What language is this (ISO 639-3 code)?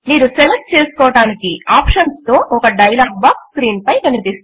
tel